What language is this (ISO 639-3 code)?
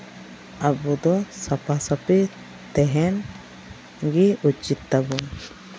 sat